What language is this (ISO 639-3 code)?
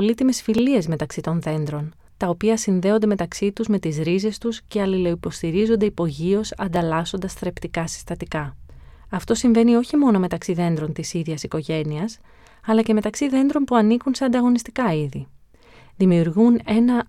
ell